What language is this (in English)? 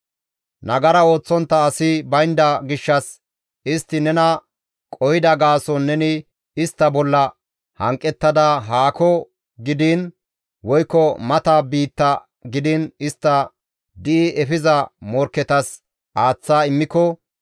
Gamo